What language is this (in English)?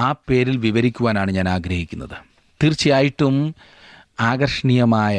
Malayalam